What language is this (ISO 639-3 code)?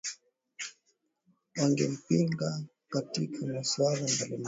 swa